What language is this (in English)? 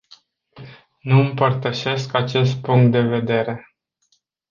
Romanian